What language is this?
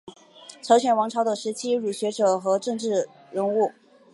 Chinese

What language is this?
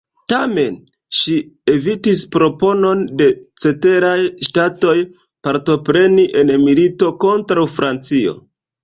Esperanto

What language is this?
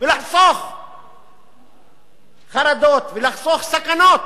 Hebrew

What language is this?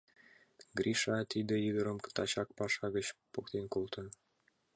Mari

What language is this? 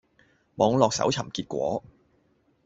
Cantonese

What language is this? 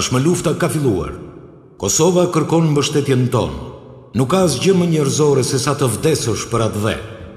Romanian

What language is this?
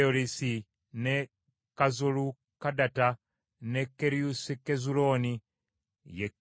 Ganda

